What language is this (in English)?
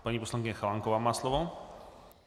Czech